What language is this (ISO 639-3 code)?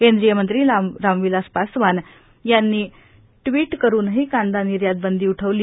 mar